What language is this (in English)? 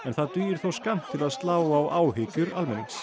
Icelandic